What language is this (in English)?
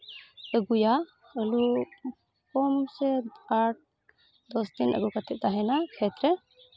Santali